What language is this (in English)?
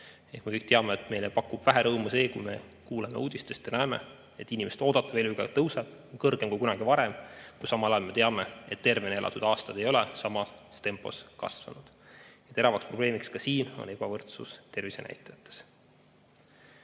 Estonian